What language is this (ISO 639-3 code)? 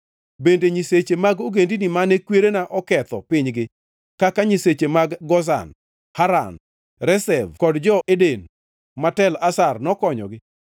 luo